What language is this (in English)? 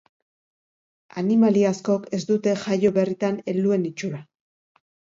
Basque